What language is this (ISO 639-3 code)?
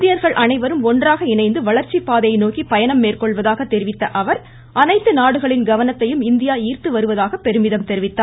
tam